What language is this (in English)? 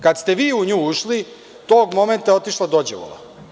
Serbian